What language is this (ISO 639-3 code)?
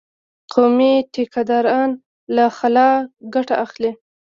pus